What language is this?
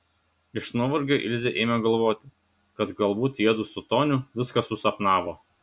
Lithuanian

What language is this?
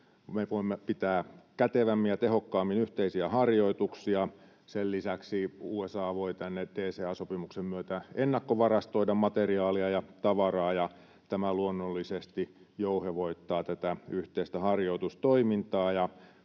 Finnish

